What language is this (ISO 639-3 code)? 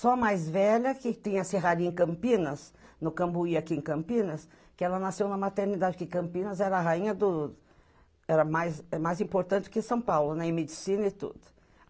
por